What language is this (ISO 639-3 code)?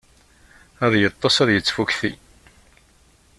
kab